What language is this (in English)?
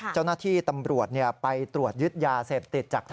Thai